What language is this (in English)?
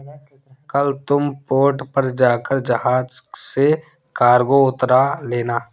Hindi